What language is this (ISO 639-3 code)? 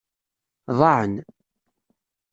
kab